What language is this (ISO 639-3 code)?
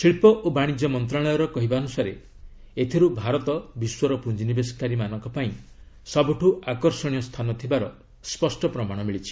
ori